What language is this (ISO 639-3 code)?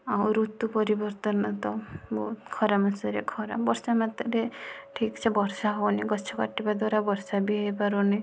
ori